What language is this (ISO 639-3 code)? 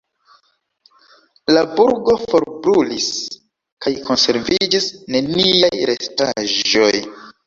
epo